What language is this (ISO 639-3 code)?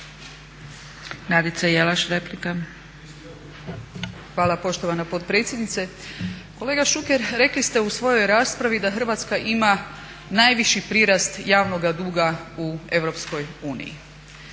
hrv